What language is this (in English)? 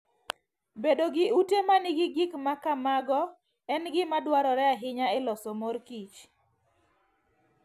Luo (Kenya and Tanzania)